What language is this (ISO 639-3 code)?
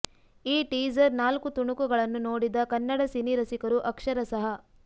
kan